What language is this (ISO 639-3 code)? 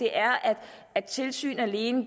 dan